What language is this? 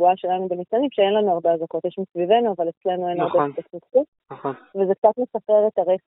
Hebrew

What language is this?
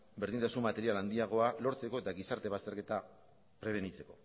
Basque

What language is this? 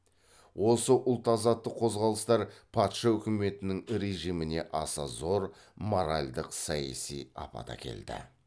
Kazakh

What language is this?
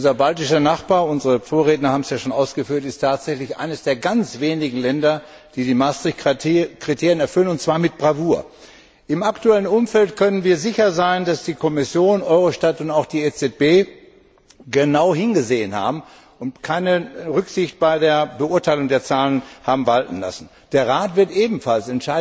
German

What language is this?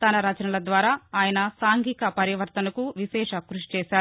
Telugu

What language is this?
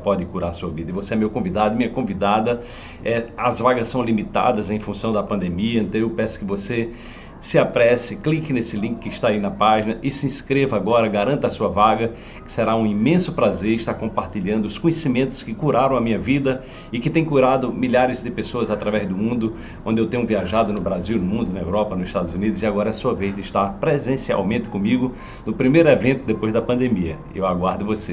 Portuguese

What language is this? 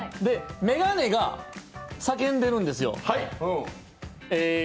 Japanese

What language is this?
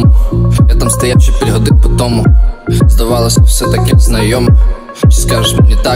Russian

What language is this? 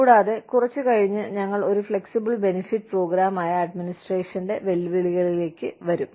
Malayalam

